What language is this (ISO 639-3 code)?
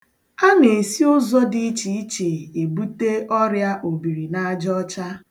ibo